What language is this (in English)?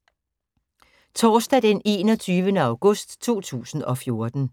Danish